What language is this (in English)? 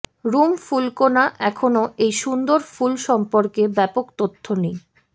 Bangla